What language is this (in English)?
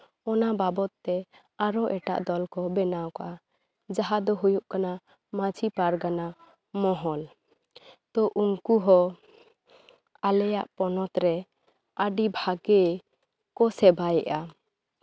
Santali